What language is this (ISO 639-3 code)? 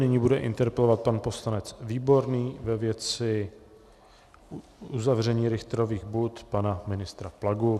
ces